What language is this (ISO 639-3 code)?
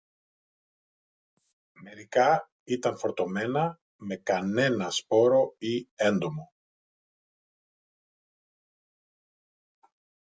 ell